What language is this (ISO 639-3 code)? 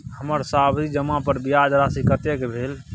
mai